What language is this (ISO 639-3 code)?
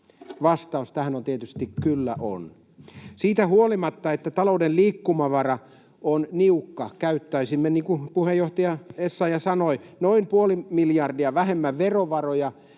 fin